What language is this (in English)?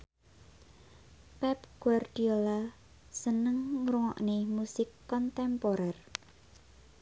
Javanese